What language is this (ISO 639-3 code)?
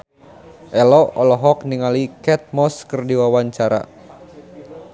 sun